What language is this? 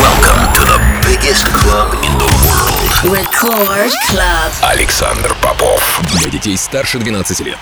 Russian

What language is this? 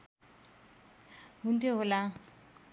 Nepali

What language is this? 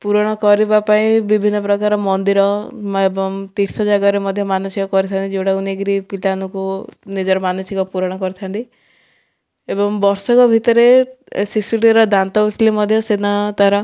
Odia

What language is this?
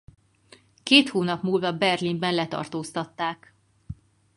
Hungarian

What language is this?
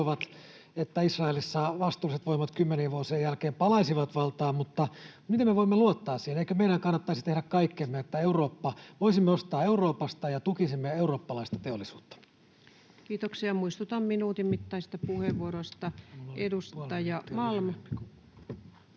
Finnish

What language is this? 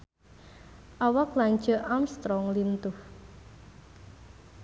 Sundanese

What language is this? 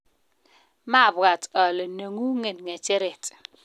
Kalenjin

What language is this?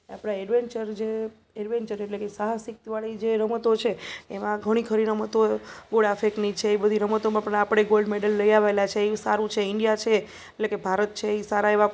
Gujarati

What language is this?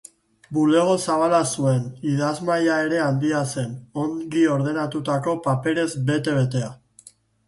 Basque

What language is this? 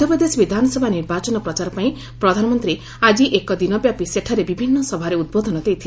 Odia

